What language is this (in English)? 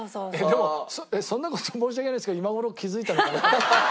Japanese